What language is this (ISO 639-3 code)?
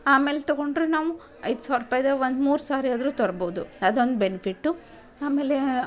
kan